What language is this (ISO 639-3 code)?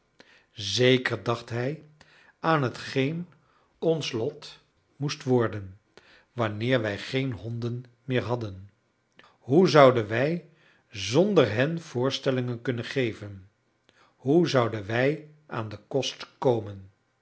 nld